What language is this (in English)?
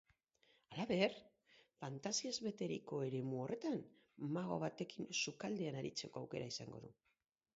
Basque